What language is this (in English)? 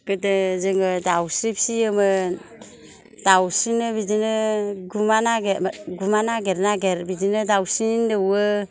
Bodo